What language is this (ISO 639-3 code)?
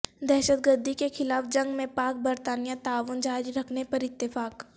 urd